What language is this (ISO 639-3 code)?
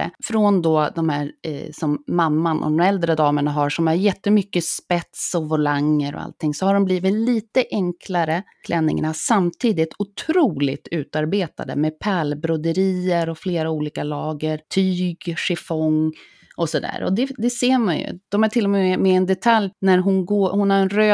swe